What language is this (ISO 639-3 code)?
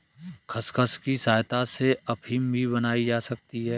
hin